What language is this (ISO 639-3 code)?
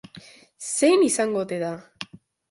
eus